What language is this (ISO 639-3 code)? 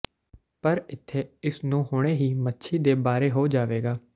pan